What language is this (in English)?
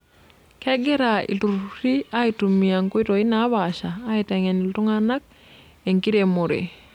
Masai